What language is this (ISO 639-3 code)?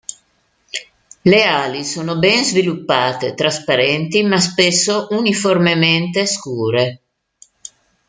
ita